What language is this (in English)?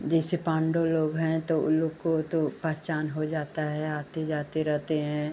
Hindi